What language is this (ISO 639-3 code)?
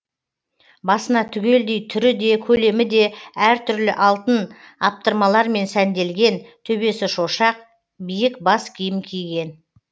kaz